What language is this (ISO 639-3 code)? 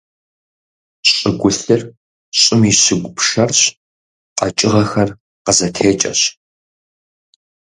kbd